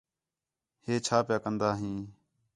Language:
Khetrani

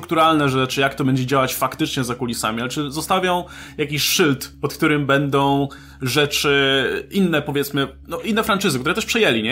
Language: Polish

